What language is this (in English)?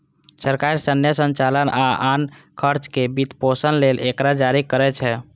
Maithili